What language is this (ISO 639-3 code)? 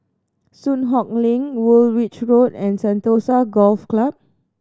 eng